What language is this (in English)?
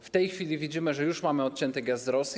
Polish